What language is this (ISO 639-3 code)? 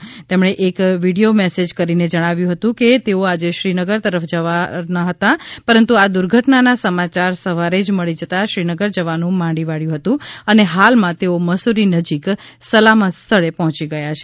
guj